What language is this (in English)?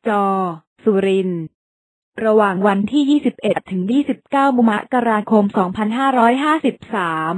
Thai